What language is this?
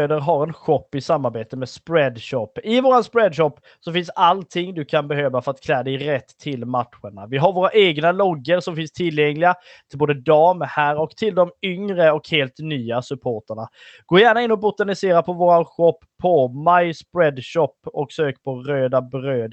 Swedish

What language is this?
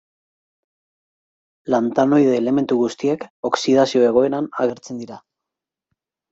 Basque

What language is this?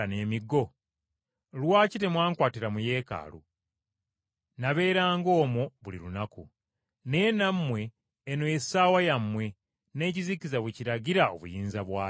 Ganda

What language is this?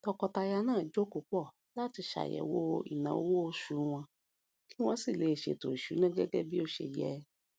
Yoruba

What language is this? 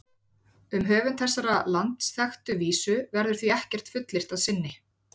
Icelandic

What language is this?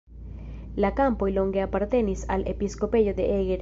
Esperanto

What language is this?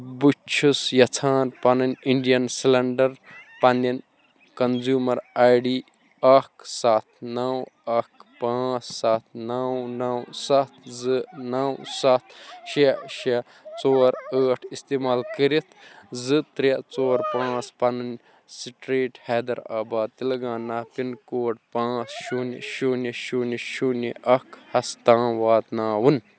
Kashmiri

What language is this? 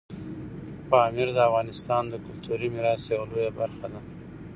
Pashto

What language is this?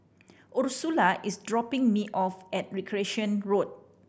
English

